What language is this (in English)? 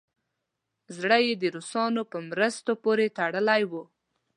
Pashto